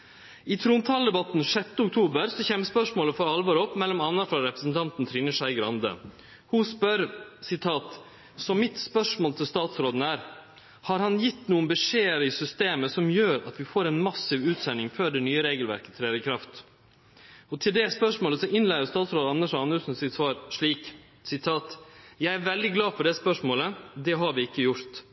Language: Norwegian Nynorsk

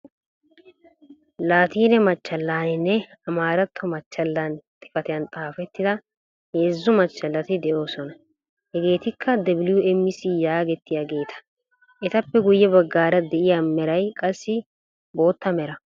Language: Wolaytta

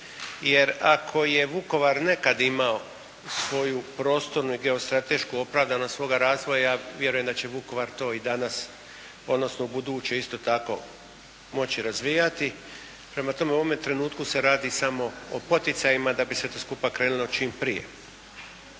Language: Croatian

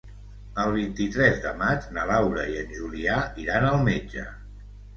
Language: Catalan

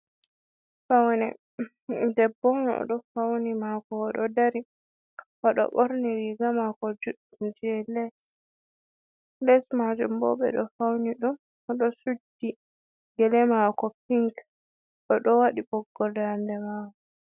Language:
Fula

